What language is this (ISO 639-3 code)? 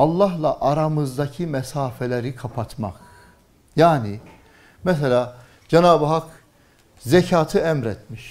tur